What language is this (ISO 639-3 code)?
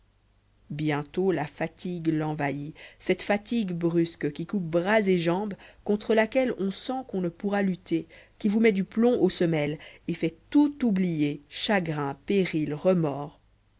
fra